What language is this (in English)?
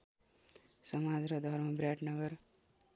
Nepali